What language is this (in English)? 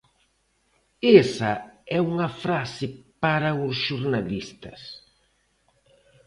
Galician